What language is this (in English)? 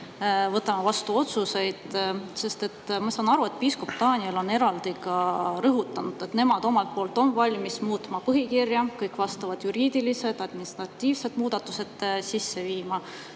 Estonian